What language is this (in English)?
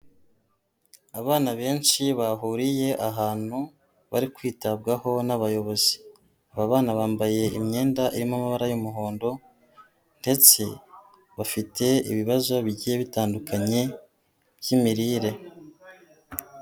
Kinyarwanda